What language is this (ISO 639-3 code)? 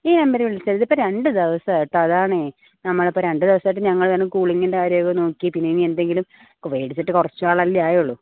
mal